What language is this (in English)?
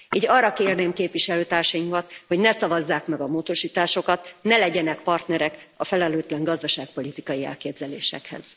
Hungarian